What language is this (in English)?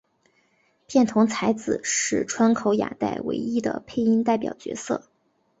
Chinese